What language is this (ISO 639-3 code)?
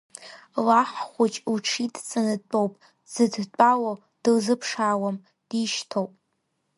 abk